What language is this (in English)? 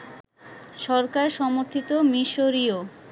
Bangla